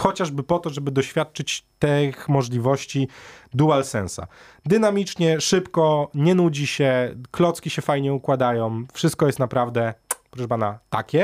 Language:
Polish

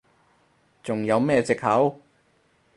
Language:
Cantonese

